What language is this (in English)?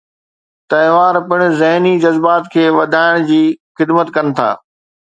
Sindhi